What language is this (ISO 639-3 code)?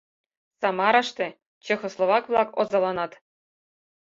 chm